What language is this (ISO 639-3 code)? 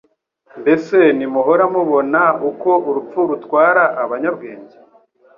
kin